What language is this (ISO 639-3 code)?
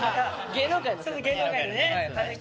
jpn